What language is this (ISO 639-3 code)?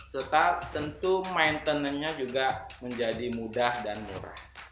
ind